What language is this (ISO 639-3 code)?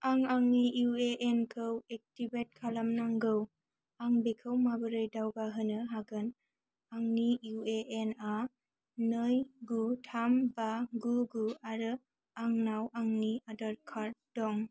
brx